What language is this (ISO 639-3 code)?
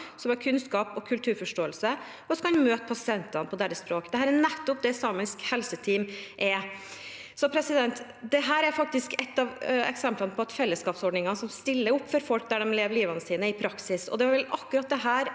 nor